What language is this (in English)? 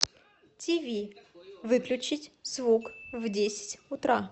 Russian